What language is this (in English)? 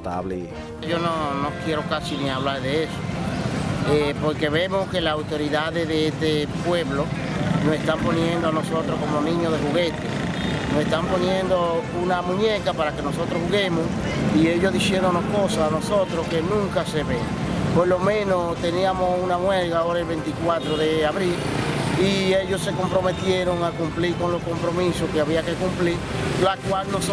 Spanish